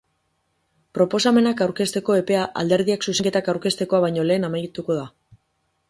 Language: Basque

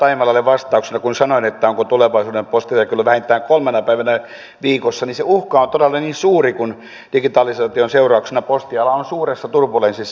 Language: Finnish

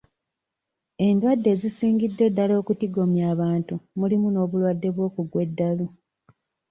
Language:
Ganda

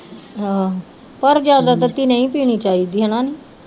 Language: Punjabi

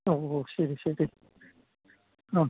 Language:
Malayalam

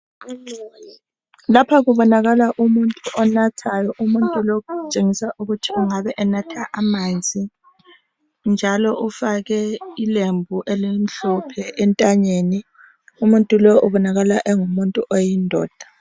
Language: North Ndebele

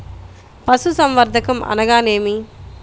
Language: Telugu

